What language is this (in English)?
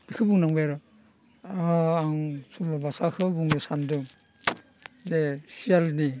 Bodo